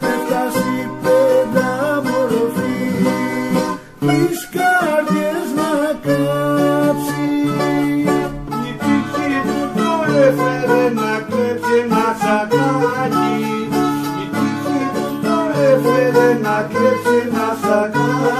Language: Portuguese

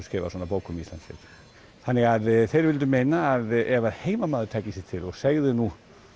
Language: Icelandic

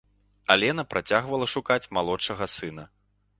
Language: Belarusian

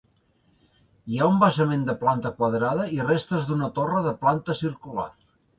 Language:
Catalan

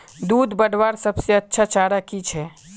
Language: Magahi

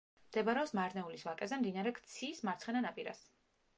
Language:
Georgian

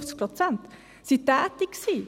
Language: Swiss German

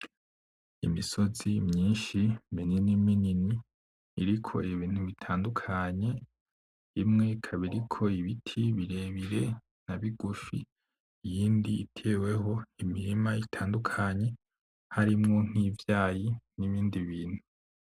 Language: Rundi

